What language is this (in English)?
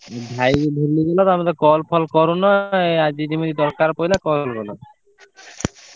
Odia